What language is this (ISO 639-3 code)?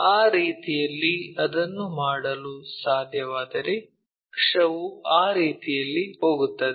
kan